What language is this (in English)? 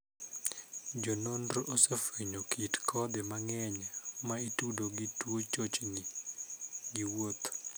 Luo (Kenya and Tanzania)